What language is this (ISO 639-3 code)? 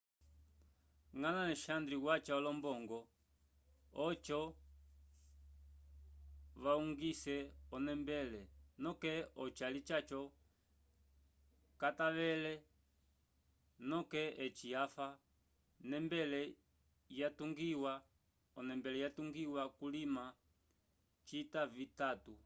umb